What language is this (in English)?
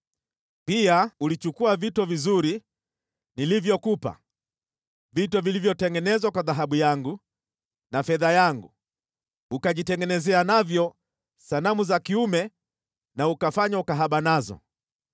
Swahili